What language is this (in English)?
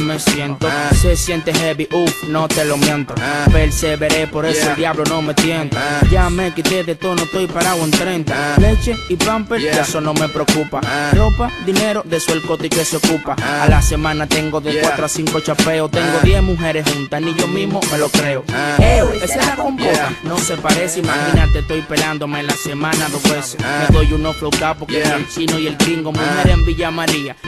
Spanish